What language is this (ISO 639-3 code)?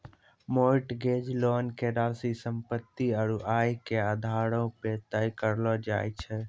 mai